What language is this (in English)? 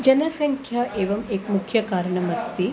Sanskrit